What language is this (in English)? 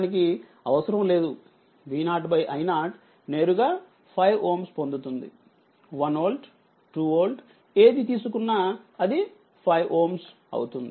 Telugu